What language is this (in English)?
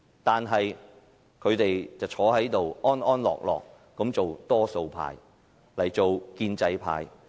Cantonese